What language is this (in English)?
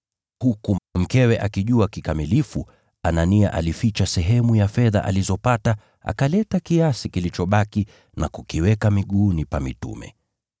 Swahili